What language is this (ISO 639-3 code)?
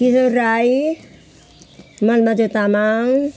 nep